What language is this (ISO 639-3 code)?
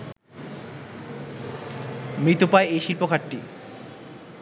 ben